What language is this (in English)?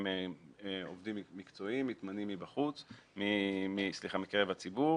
Hebrew